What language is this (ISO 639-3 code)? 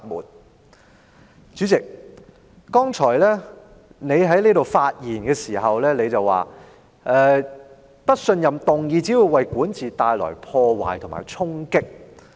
yue